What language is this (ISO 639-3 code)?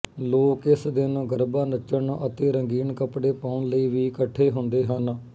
pan